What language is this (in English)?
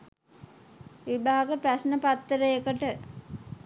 Sinhala